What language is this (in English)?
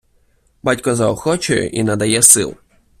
Ukrainian